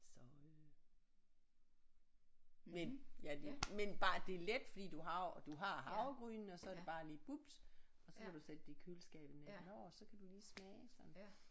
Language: Danish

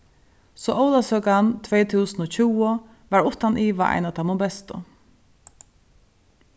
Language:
Faroese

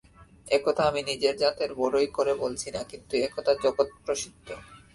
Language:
Bangla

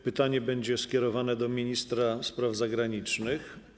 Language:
Polish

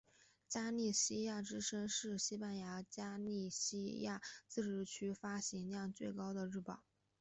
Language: Chinese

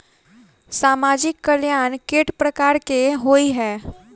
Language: Maithili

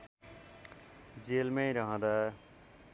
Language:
Nepali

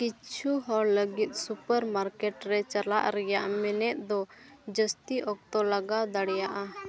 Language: Santali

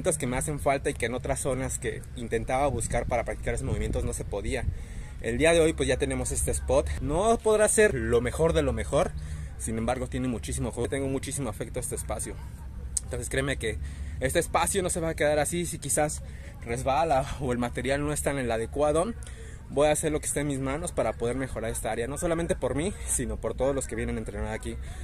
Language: Spanish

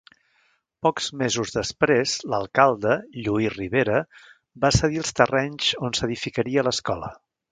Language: Catalan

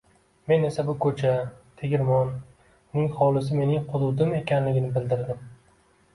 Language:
Uzbek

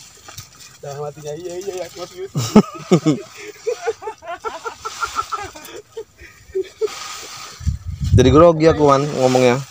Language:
Indonesian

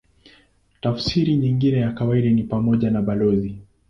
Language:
Swahili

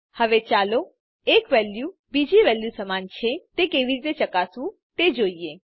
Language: Gujarati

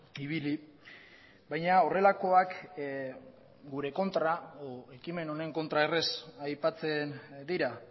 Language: Basque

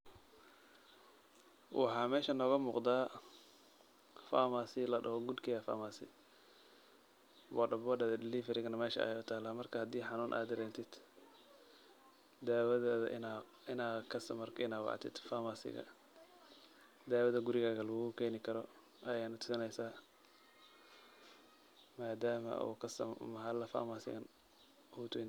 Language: Somali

